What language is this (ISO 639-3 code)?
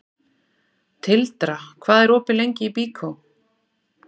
isl